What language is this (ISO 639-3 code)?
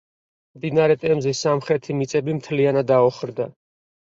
kat